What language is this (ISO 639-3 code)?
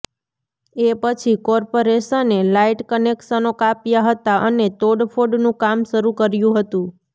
guj